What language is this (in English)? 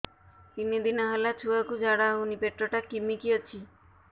Odia